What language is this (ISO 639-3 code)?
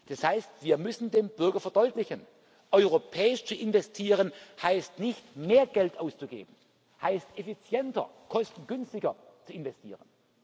deu